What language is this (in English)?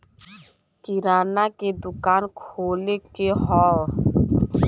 Bhojpuri